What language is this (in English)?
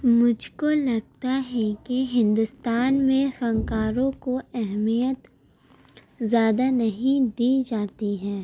Urdu